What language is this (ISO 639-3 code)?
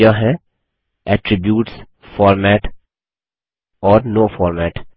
hin